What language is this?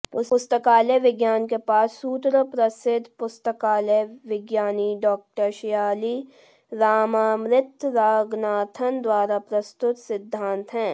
Hindi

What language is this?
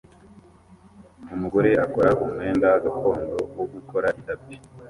Kinyarwanda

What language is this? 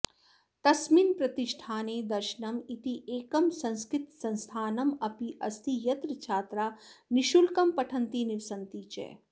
Sanskrit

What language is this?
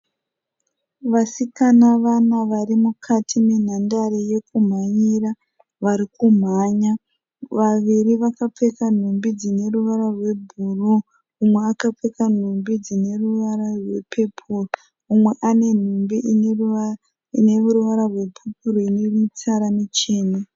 Shona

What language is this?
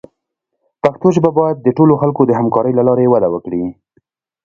Pashto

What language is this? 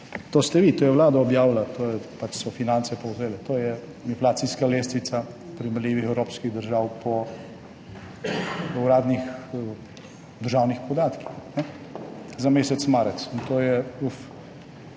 Slovenian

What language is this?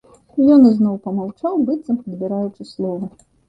Belarusian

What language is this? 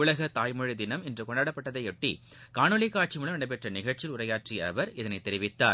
Tamil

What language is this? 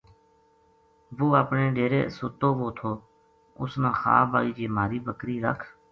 Gujari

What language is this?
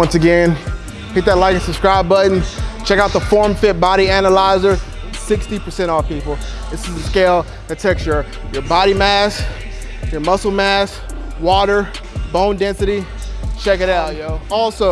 English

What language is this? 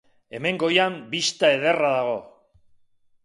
Basque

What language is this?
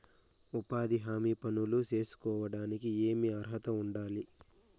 Telugu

